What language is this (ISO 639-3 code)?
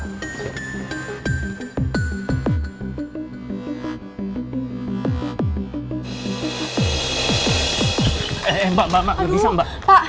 ind